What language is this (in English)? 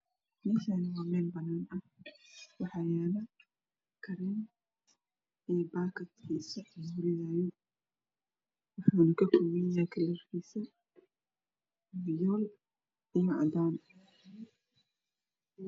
Somali